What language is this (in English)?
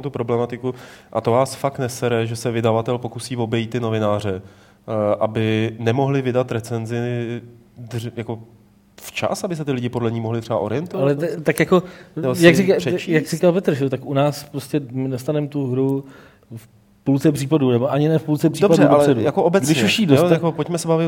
Czech